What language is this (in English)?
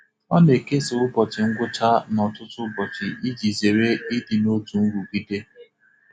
Igbo